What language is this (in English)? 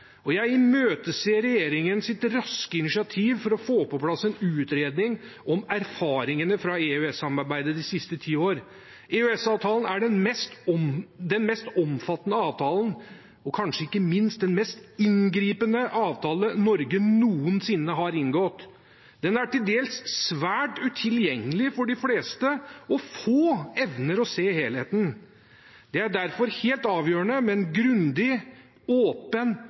Norwegian Bokmål